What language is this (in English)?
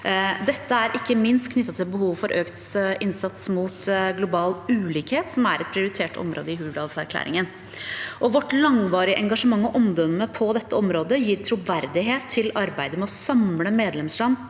Norwegian